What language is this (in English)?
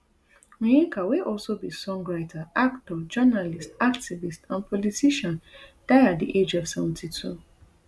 Nigerian Pidgin